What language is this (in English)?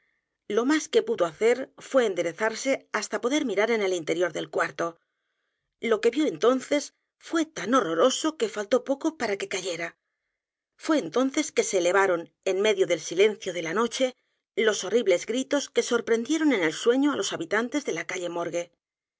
Spanish